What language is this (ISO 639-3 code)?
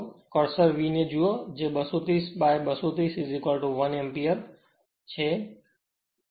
guj